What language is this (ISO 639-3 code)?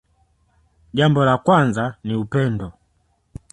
swa